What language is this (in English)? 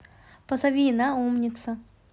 Russian